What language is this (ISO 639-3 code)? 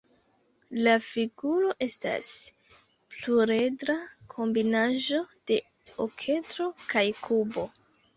epo